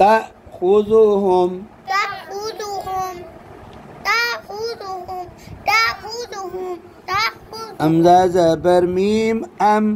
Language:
Arabic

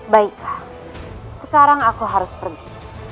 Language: Indonesian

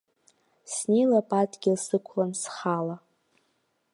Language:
Abkhazian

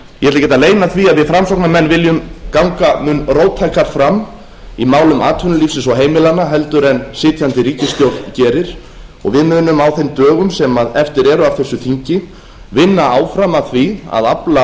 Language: Icelandic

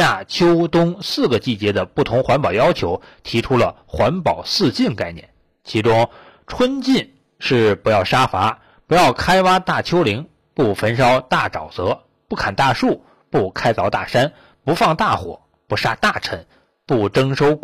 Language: Chinese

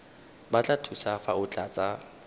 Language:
Tswana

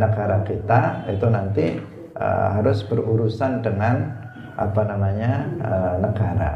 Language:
Indonesian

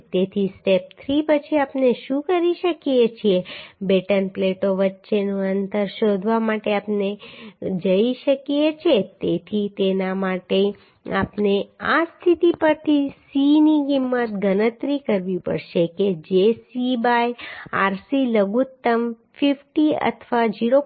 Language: Gujarati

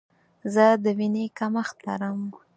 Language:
Pashto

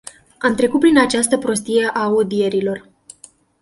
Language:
Romanian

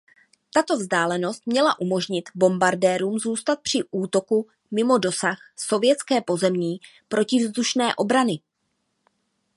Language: Czech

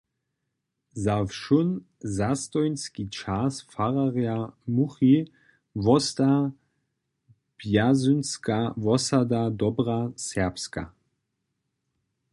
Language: Upper Sorbian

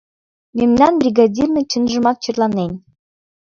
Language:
Mari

